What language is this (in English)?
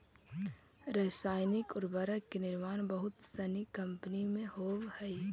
Magahi